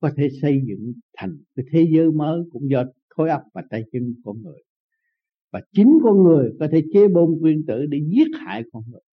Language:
Vietnamese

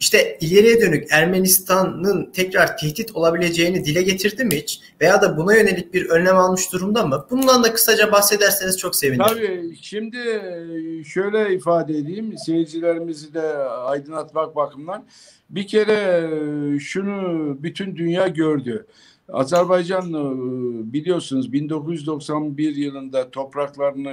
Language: Turkish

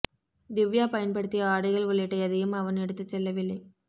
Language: Tamil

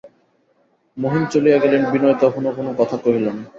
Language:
Bangla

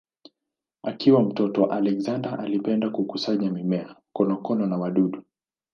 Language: Swahili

